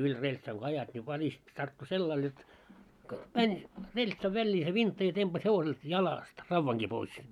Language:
Finnish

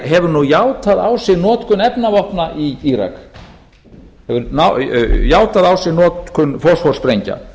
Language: Icelandic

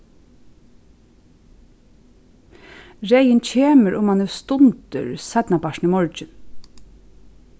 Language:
Faroese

